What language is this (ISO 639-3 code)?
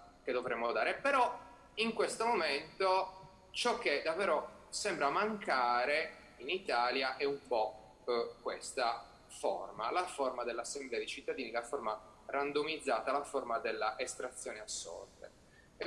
ita